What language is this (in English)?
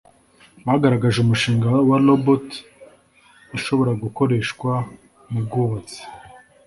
Kinyarwanda